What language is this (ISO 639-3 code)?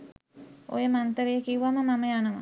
sin